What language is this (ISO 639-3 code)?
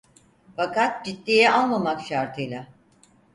tur